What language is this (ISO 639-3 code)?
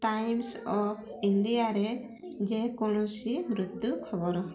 ori